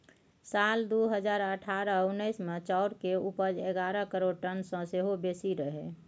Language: Maithili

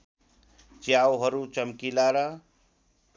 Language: Nepali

